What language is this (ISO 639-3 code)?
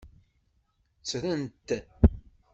kab